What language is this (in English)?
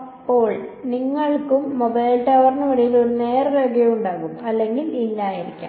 Malayalam